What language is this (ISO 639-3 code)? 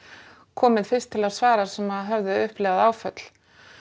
isl